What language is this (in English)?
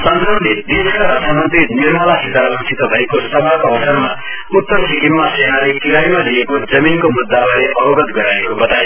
Nepali